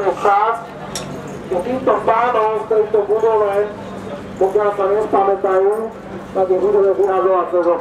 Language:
Romanian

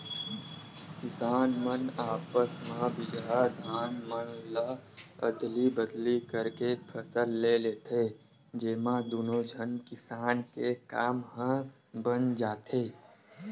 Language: Chhattisgarhi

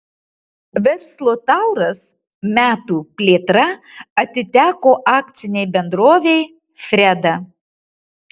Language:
Lithuanian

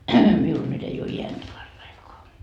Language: Finnish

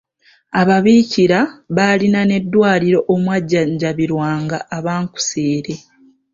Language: Ganda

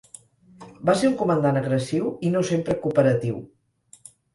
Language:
Catalan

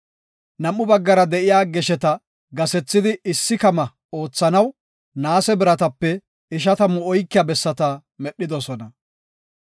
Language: Gofa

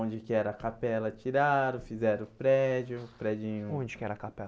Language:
Portuguese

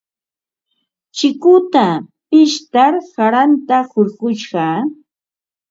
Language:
Ambo-Pasco Quechua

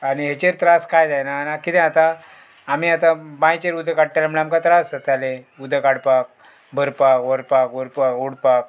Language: Konkani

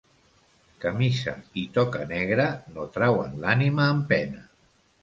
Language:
Catalan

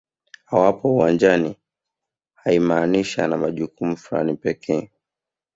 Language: Swahili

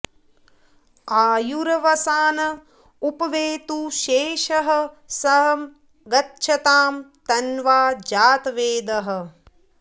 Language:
Sanskrit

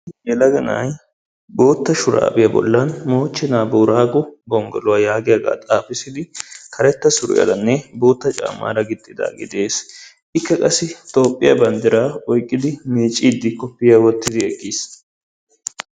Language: Wolaytta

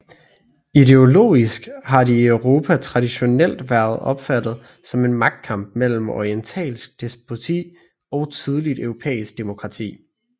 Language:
Danish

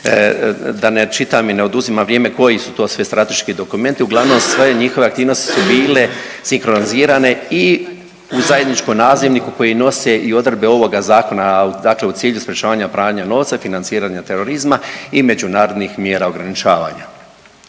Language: Croatian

